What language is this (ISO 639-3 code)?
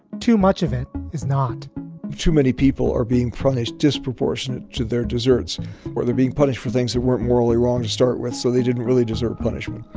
eng